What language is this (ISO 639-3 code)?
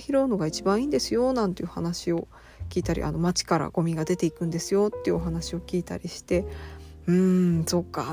jpn